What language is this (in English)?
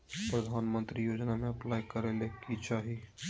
Magahi